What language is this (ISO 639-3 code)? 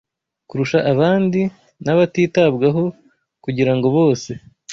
kin